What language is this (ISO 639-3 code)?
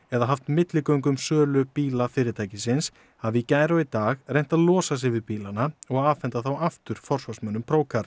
isl